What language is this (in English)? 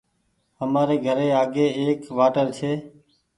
Goaria